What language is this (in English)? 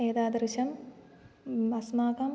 Sanskrit